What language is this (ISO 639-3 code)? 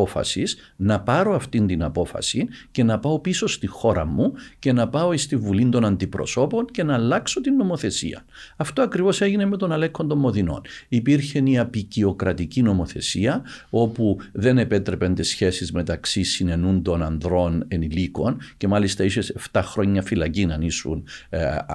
ell